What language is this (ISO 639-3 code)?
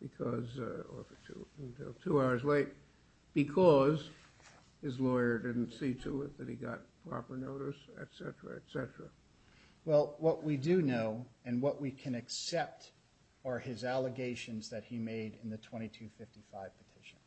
eng